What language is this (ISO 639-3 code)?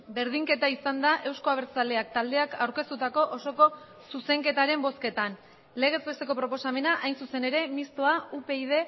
eus